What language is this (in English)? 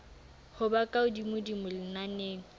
Southern Sotho